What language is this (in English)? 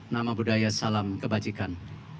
Indonesian